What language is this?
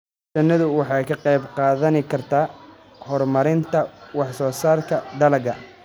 Somali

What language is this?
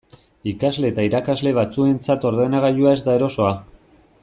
Basque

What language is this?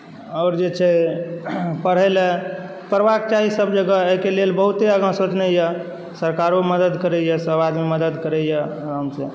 Maithili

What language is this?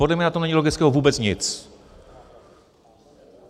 Czech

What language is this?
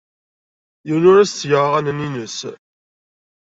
Kabyle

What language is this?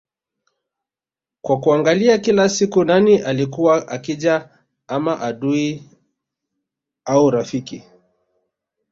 Swahili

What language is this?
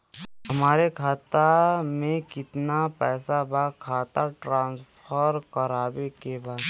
Bhojpuri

